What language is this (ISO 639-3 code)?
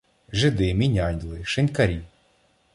ukr